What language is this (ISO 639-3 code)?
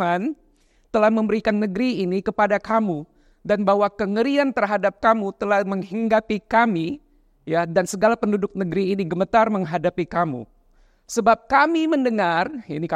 ind